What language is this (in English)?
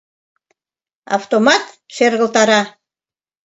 Mari